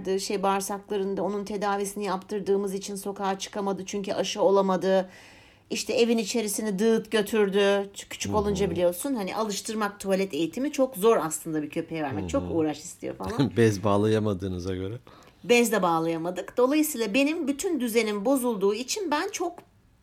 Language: Turkish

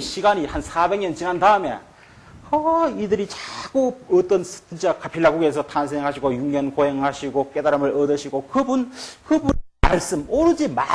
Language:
Korean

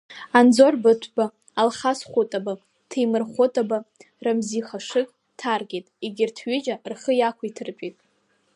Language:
Abkhazian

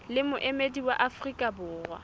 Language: Southern Sotho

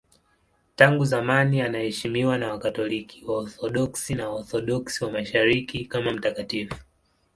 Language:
Swahili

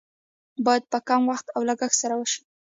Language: Pashto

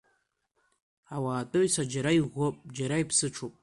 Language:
Abkhazian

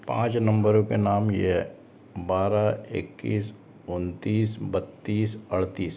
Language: Hindi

